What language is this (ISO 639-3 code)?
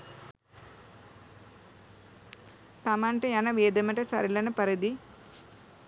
sin